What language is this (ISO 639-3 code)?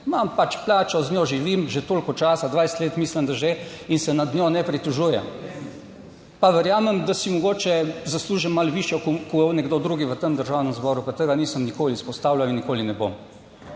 slv